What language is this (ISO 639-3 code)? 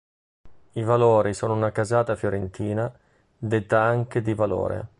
ita